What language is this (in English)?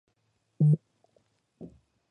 Georgian